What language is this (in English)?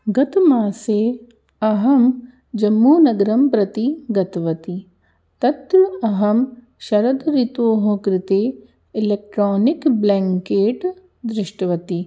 Sanskrit